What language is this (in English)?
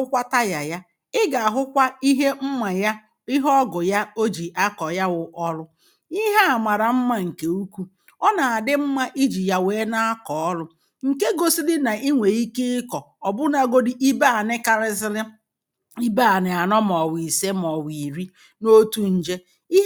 Igbo